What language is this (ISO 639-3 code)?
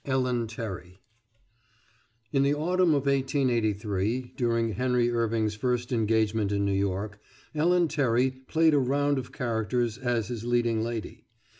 eng